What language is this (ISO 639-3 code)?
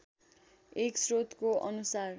nep